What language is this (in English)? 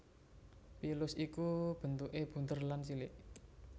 Javanese